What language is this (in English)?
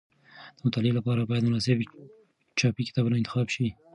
Pashto